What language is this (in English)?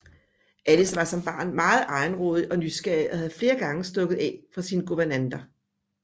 Danish